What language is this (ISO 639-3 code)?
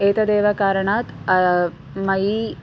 san